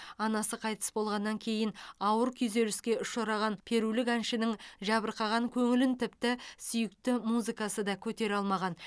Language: Kazakh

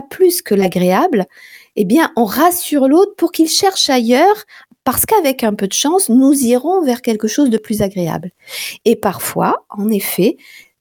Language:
French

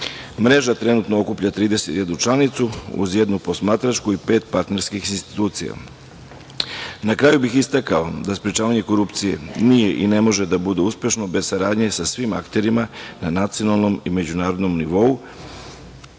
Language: Serbian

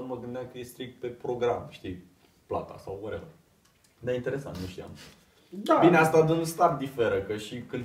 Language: Romanian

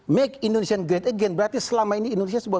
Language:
Indonesian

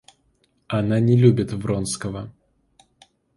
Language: Russian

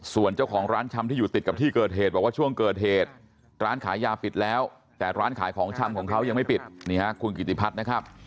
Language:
Thai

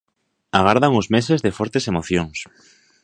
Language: Galician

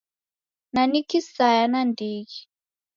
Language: Taita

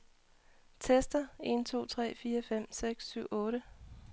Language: Danish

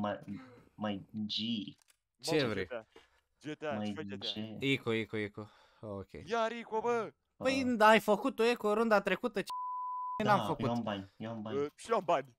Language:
Romanian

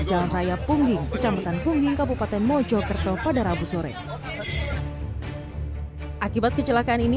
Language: Indonesian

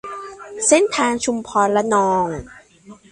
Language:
Thai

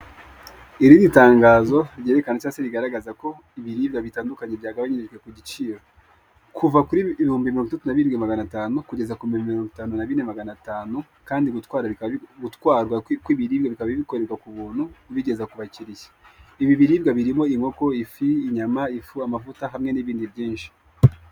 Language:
Kinyarwanda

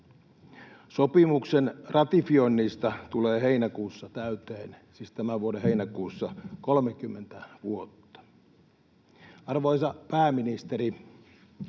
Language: Finnish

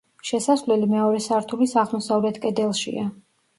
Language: Georgian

